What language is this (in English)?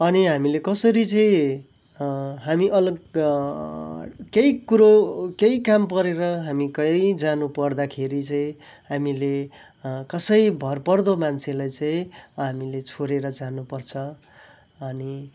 Nepali